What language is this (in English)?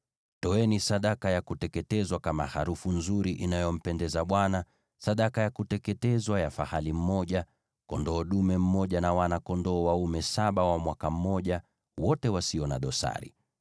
Swahili